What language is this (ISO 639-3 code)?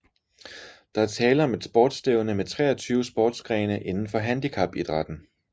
dan